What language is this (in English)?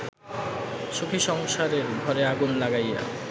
Bangla